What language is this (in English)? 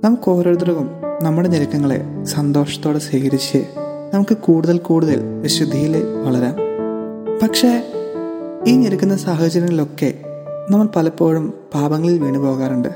Malayalam